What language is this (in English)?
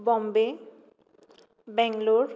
Konkani